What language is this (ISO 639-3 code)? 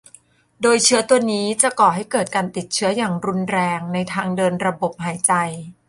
tha